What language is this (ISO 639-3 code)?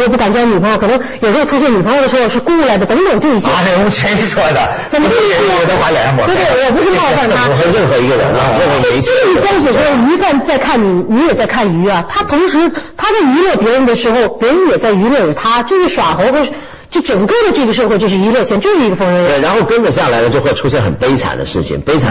zho